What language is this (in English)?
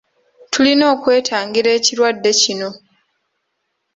Ganda